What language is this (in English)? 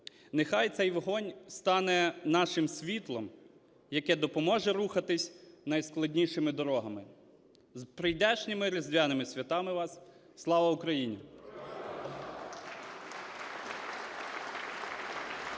Ukrainian